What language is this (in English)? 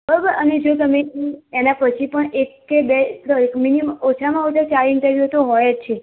Gujarati